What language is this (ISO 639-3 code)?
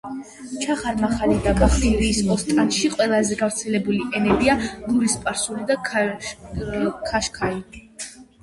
kat